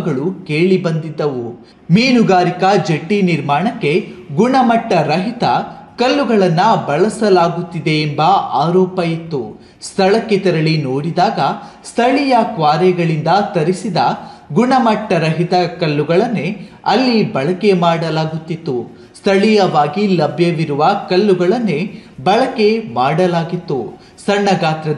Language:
Kannada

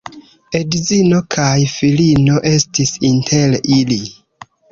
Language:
Esperanto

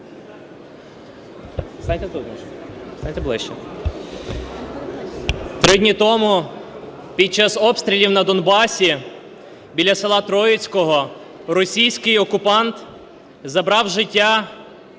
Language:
Ukrainian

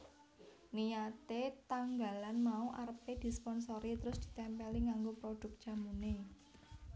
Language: Javanese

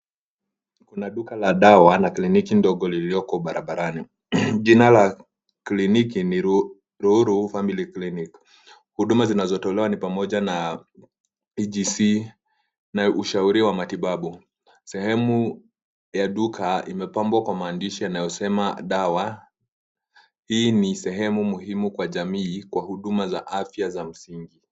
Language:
Swahili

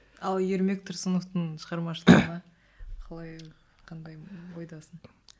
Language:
Kazakh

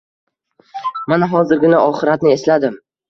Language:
Uzbek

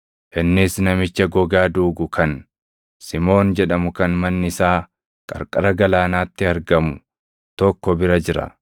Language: Oromo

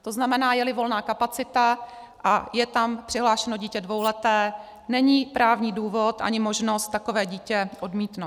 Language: Czech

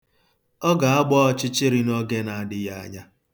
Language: Igbo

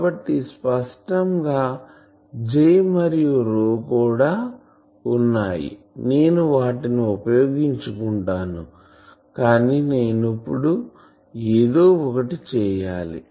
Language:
Telugu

